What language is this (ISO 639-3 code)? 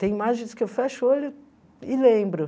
por